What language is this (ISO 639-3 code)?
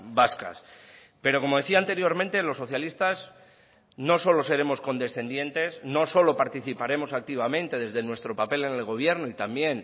spa